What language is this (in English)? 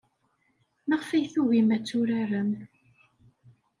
Kabyle